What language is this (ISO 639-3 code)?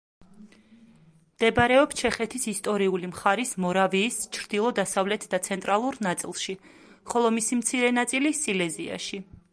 kat